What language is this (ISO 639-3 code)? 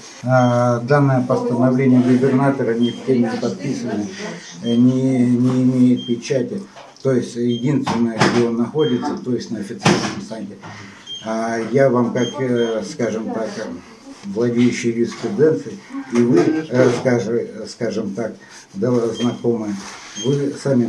rus